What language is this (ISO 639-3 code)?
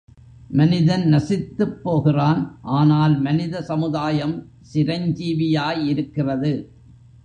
tam